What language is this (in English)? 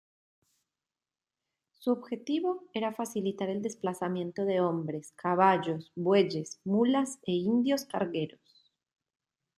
Spanish